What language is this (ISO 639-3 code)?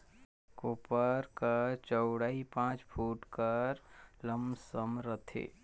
hne